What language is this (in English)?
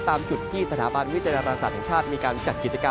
Thai